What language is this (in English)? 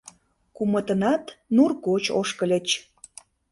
Mari